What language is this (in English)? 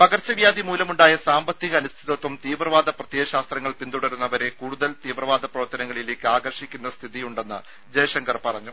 Malayalam